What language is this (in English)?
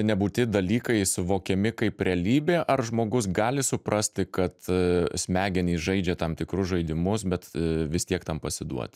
Lithuanian